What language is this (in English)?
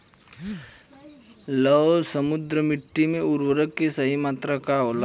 Bhojpuri